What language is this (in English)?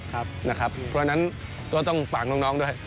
Thai